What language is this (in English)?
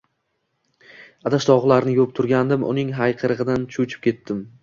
Uzbek